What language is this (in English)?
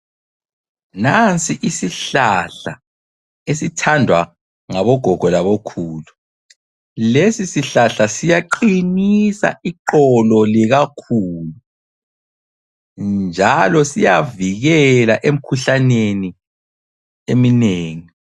North Ndebele